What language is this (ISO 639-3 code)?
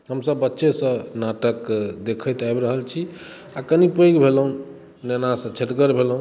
mai